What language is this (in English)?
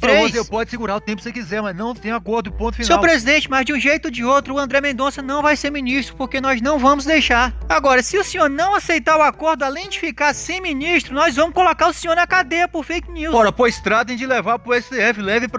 Portuguese